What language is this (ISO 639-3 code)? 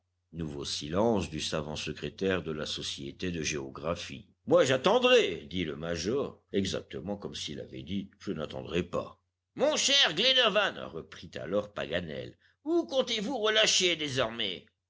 fra